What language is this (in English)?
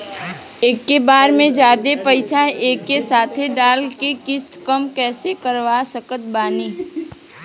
Bhojpuri